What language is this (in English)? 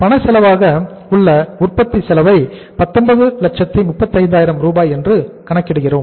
Tamil